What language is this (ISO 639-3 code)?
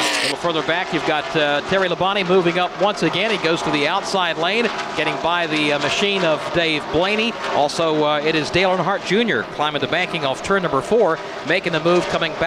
eng